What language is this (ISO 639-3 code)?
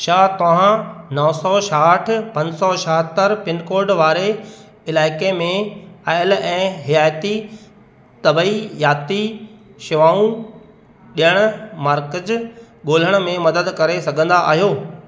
snd